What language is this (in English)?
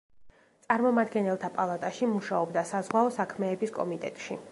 Georgian